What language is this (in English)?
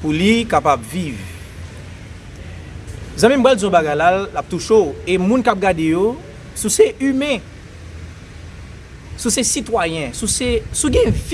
French